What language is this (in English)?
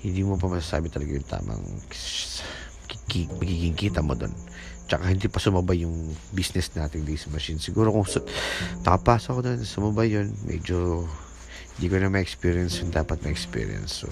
Filipino